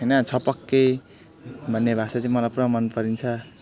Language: Nepali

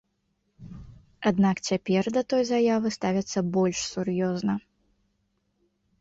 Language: Belarusian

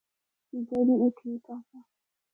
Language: Northern Hindko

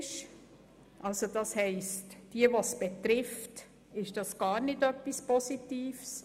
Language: Swiss German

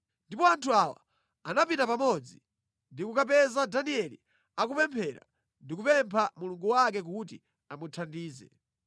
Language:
Nyanja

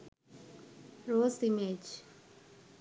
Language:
Sinhala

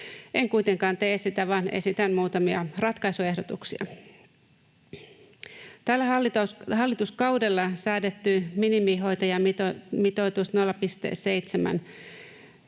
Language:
Finnish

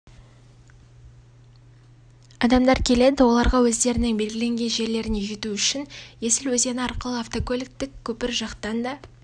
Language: Kazakh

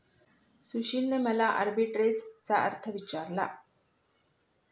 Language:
Marathi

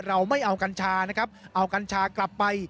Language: Thai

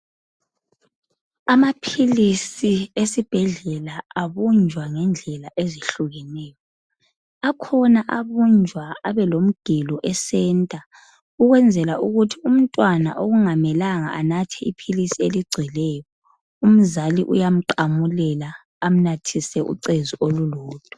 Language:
North Ndebele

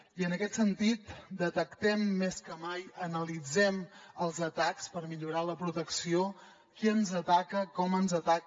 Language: Catalan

